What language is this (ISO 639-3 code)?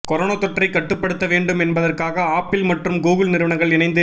tam